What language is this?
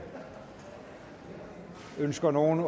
Danish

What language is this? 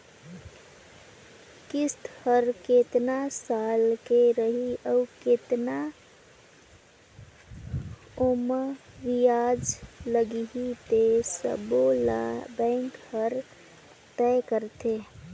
Chhattisgarhi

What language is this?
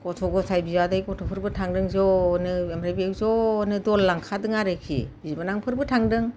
Bodo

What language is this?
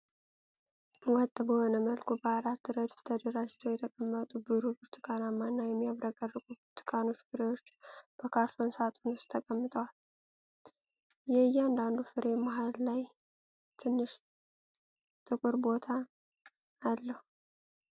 Amharic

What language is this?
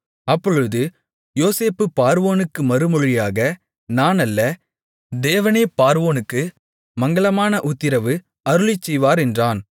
Tamil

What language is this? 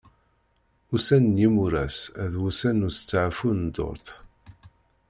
Kabyle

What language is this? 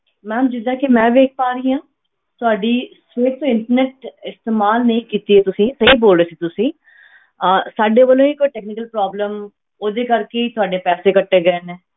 Punjabi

